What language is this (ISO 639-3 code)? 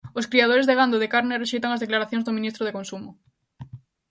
glg